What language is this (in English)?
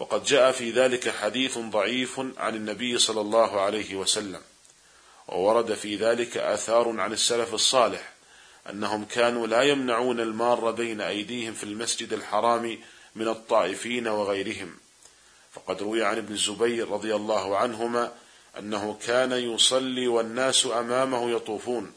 Arabic